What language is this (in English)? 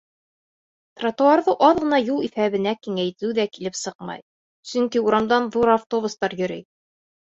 Bashkir